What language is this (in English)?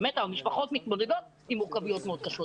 Hebrew